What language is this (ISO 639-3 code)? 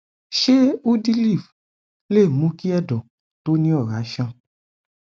yor